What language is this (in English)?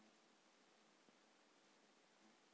Chhattisgarhi